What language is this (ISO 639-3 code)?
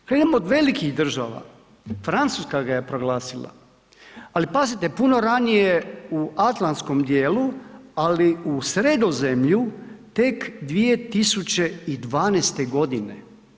hrv